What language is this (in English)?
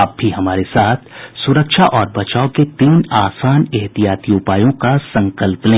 Hindi